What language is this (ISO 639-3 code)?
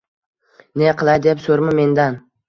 uzb